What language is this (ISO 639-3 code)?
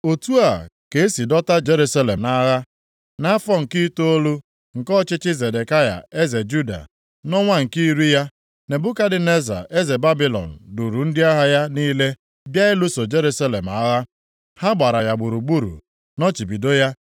ibo